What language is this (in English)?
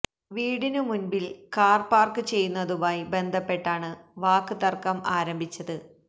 Malayalam